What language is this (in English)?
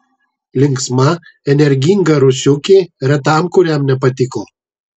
Lithuanian